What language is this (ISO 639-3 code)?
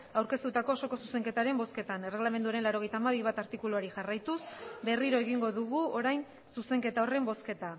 eus